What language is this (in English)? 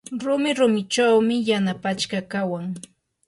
Yanahuanca Pasco Quechua